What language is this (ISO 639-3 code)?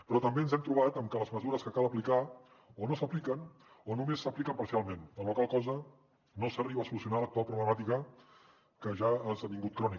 cat